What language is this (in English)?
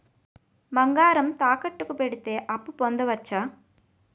Telugu